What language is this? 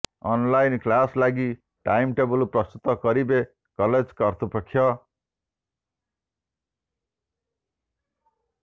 Odia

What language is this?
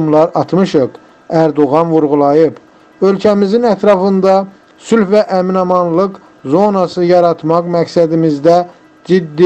Turkish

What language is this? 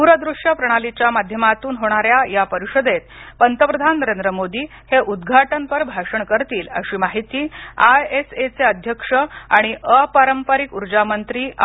Marathi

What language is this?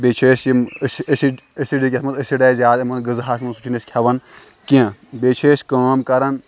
Kashmiri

